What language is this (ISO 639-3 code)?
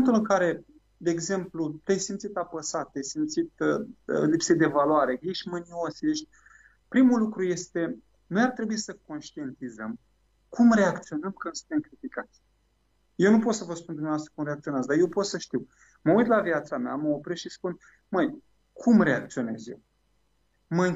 ron